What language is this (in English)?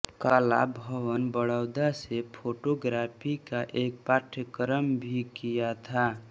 Hindi